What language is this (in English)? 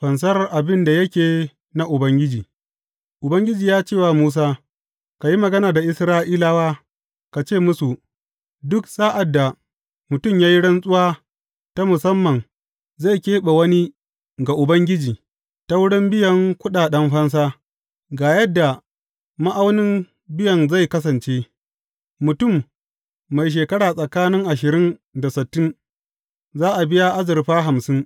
Hausa